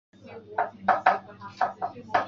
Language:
Chinese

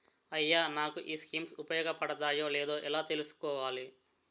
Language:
Telugu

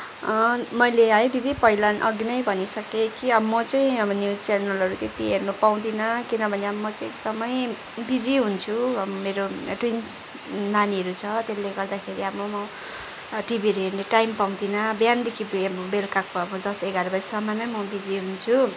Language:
Nepali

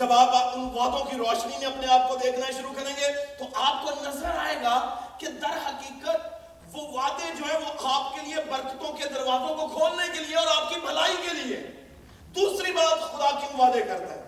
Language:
Urdu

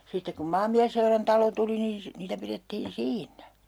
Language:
Finnish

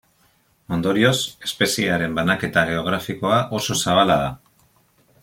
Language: Basque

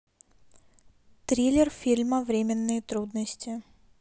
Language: Russian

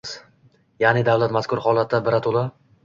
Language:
Uzbek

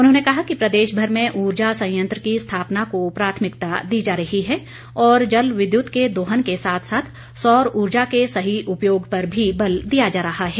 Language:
Hindi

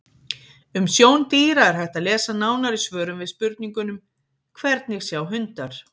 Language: Icelandic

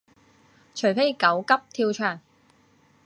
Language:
Cantonese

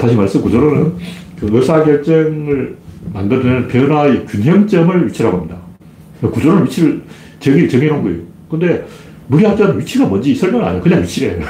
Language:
Korean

